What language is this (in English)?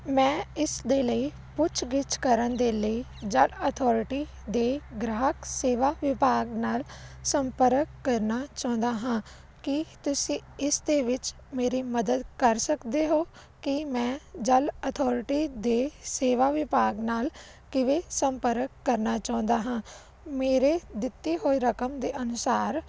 Punjabi